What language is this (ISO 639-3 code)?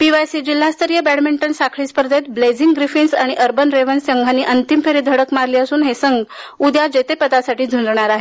mar